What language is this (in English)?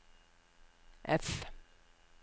Norwegian